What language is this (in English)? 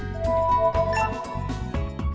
Vietnamese